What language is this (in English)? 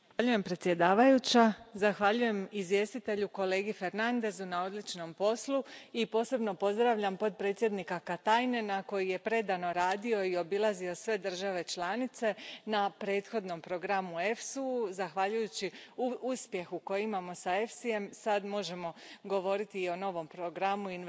Croatian